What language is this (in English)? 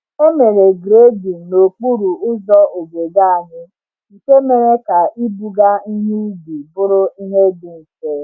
Igbo